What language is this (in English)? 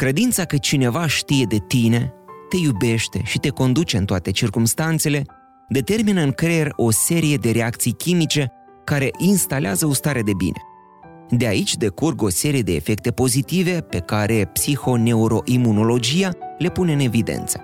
Romanian